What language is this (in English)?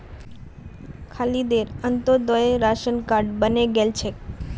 Magahi